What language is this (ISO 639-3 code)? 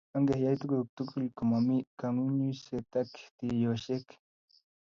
kln